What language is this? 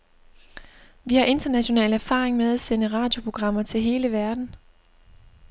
Danish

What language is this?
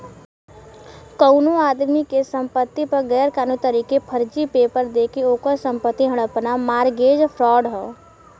Bhojpuri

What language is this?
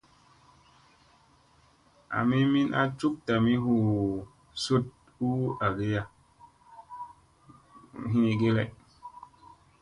Musey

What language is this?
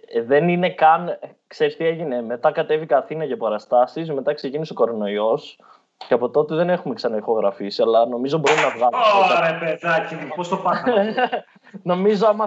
Greek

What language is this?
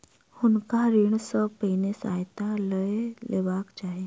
Maithili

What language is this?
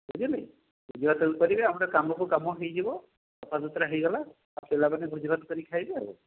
Odia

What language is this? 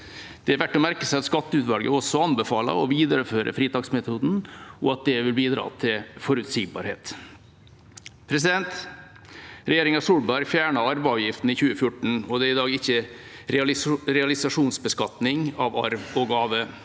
Norwegian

